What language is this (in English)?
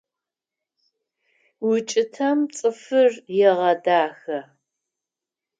Adyghe